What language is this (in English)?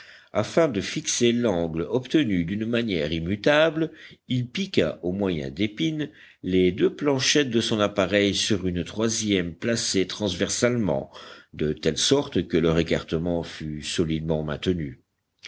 French